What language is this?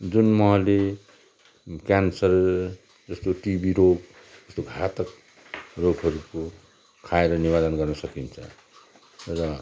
Nepali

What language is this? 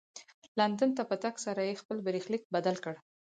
Pashto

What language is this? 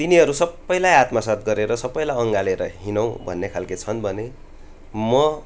Nepali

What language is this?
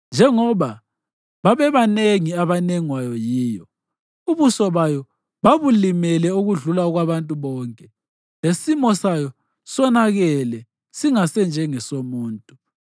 North Ndebele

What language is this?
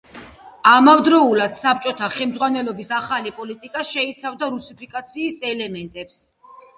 Georgian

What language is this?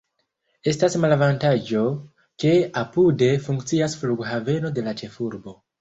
Esperanto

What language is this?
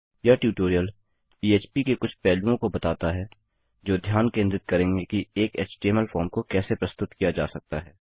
Hindi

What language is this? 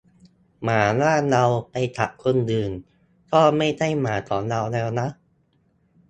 Thai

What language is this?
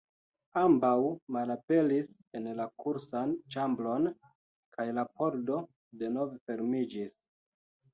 Esperanto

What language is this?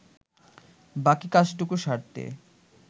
Bangla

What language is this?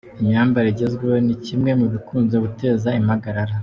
Kinyarwanda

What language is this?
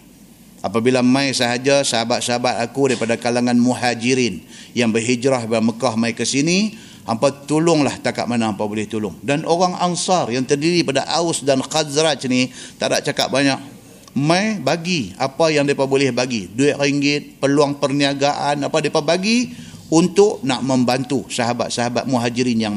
Malay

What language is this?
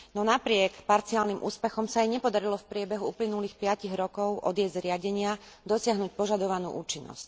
Slovak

